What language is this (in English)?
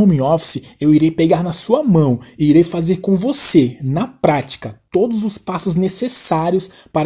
Portuguese